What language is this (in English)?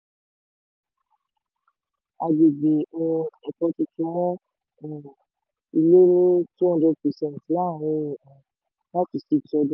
Yoruba